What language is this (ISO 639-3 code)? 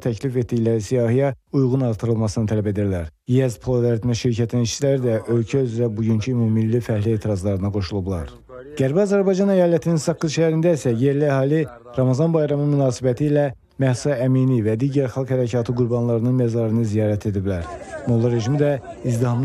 tur